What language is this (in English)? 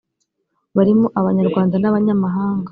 Kinyarwanda